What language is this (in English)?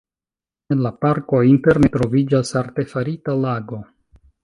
Esperanto